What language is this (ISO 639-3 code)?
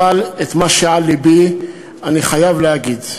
heb